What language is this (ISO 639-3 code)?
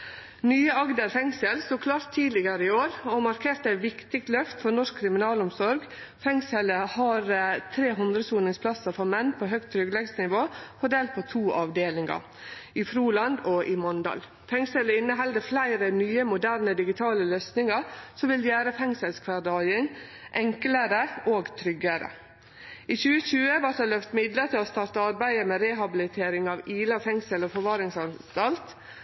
nno